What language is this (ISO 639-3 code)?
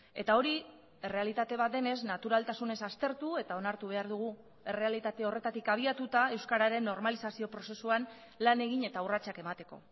eus